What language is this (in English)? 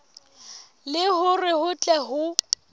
Southern Sotho